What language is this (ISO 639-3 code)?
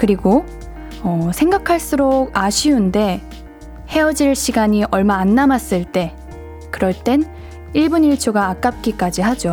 kor